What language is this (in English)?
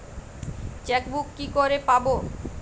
Bangla